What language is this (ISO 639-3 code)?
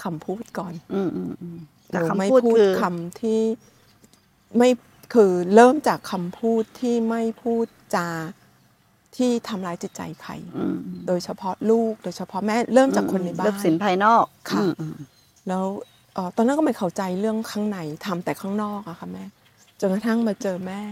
tha